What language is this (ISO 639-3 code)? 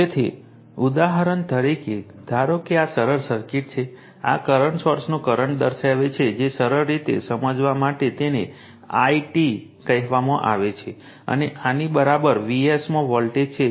guj